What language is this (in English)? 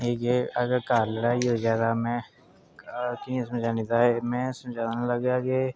Dogri